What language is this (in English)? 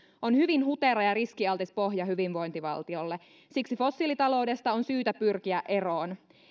Finnish